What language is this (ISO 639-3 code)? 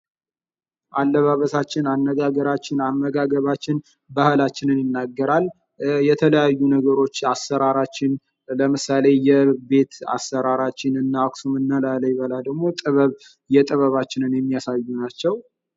amh